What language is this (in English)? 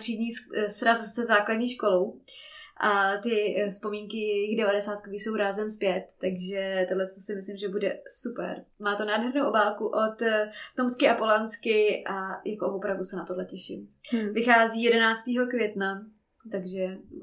Czech